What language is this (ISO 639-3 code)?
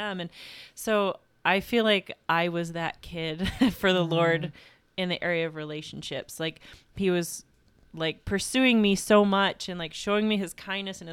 eng